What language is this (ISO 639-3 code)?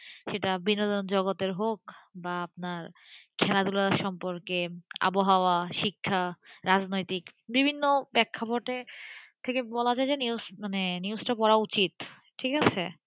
ben